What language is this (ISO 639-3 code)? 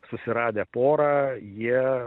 lit